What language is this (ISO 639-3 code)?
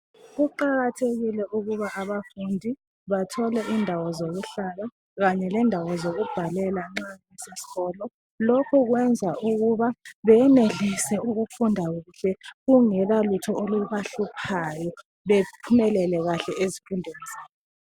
nde